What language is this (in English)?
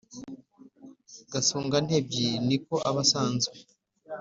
Kinyarwanda